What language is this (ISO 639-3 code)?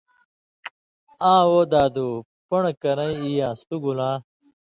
mvy